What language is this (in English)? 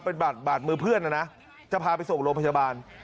Thai